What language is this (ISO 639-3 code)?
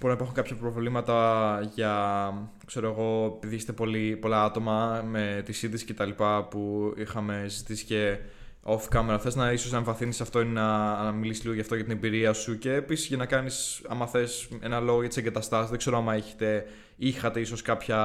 ell